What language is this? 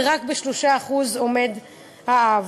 Hebrew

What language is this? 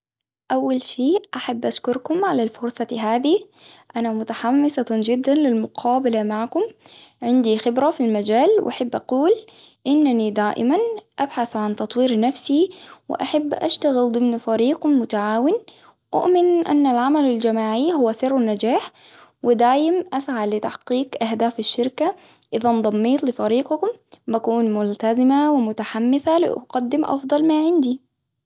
Hijazi Arabic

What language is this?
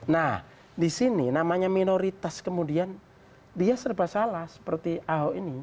Indonesian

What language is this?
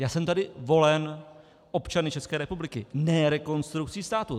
Czech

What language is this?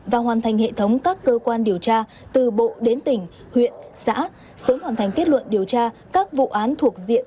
Vietnamese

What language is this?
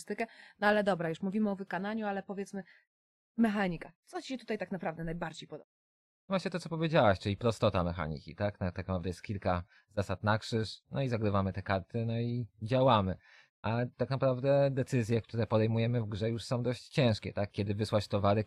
Polish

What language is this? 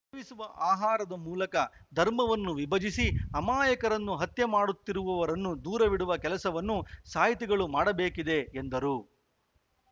Kannada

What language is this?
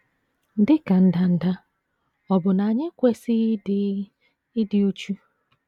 Igbo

